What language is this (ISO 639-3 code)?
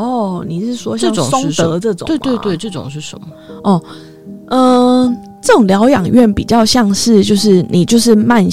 zho